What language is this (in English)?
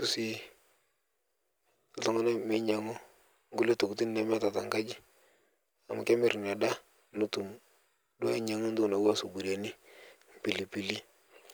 Masai